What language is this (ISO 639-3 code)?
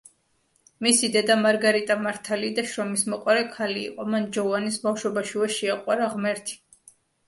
kat